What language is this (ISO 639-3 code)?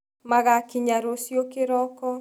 kik